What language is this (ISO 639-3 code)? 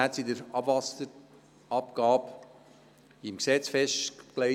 gsw